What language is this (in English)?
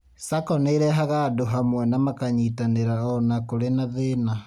Kikuyu